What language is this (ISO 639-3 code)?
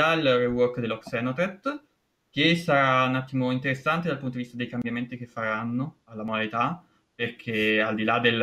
ita